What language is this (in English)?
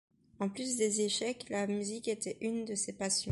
French